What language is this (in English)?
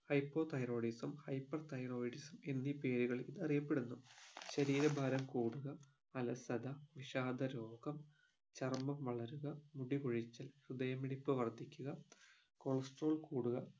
Malayalam